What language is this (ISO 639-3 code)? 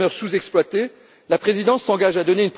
fra